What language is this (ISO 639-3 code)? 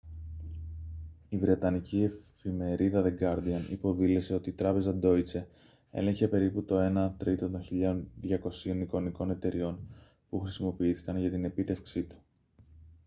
ell